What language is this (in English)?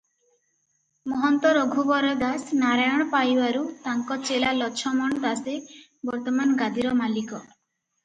Odia